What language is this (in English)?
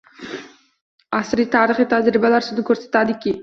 Uzbek